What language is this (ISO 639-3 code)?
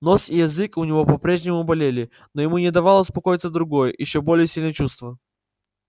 rus